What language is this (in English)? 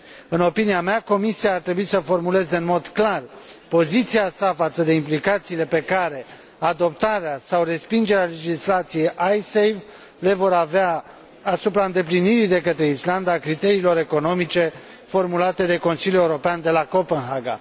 Romanian